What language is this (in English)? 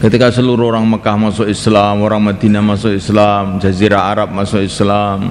Indonesian